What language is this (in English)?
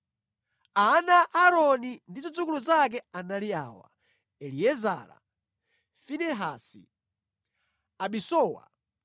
Nyanja